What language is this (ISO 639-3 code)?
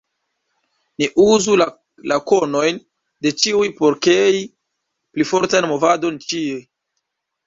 epo